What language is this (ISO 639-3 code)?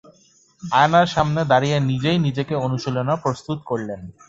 ben